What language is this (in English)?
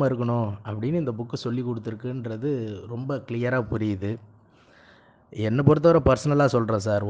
Tamil